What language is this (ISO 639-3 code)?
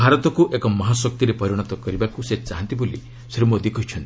ori